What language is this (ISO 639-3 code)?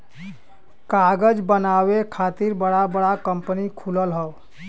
bho